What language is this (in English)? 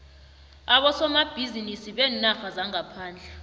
South Ndebele